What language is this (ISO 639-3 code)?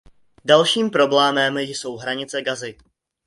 ces